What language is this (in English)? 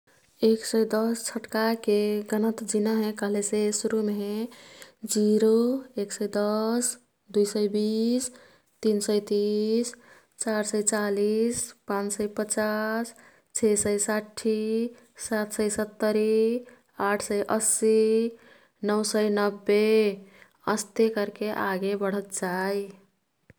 Kathoriya Tharu